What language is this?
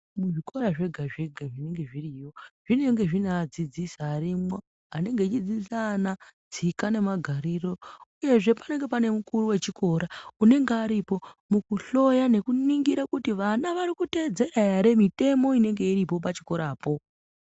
Ndau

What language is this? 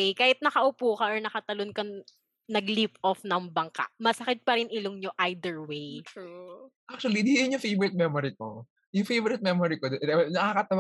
Filipino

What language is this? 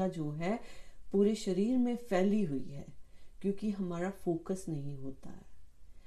Hindi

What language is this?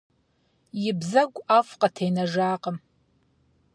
Kabardian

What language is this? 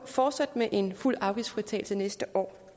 Danish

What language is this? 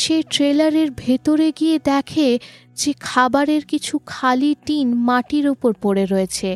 Bangla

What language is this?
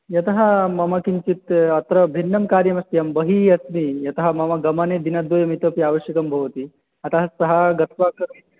Sanskrit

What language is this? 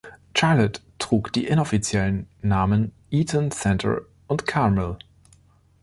German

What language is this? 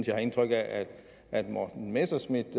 Danish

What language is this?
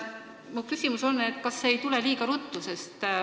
Estonian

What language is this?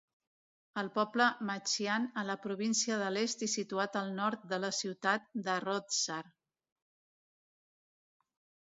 Catalan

